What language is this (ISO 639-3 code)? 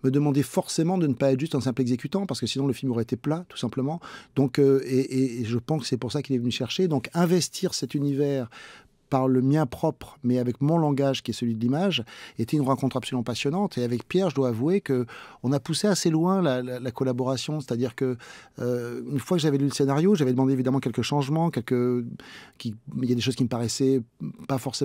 fra